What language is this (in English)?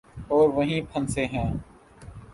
Urdu